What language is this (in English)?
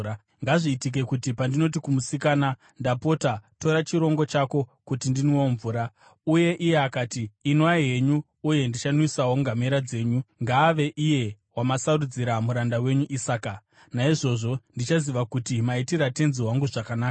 Shona